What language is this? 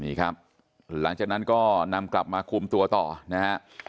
Thai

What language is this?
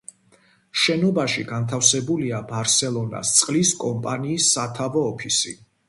Georgian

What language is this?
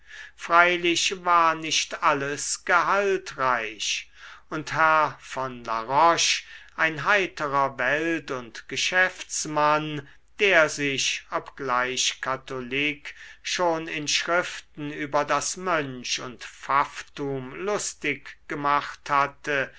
German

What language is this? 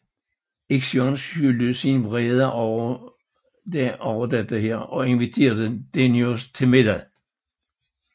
Danish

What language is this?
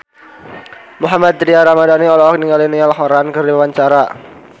Sundanese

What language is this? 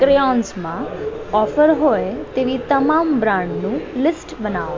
Gujarati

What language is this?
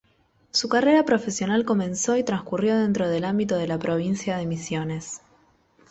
Spanish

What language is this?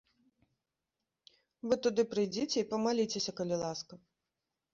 Belarusian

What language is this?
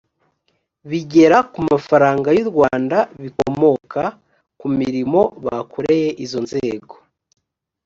Kinyarwanda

